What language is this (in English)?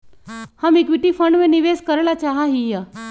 Magahi